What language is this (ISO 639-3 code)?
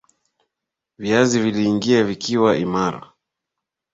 swa